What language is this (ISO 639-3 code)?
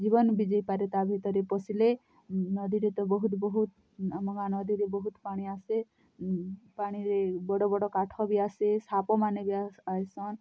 ori